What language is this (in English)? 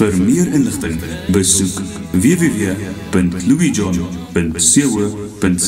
Dutch